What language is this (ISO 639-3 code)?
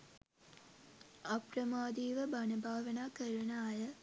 sin